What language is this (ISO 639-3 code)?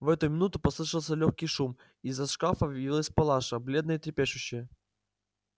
rus